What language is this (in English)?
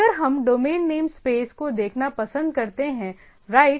Hindi